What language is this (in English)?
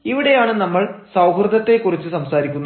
Malayalam